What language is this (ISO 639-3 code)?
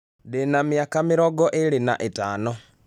kik